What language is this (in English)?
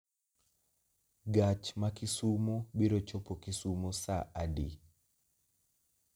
Luo (Kenya and Tanzania)